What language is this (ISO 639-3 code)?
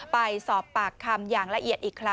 tha